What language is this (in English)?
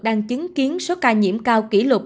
Vietnamese